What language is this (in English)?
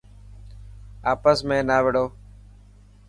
Dhatki